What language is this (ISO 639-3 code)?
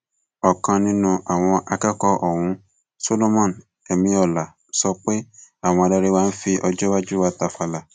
yor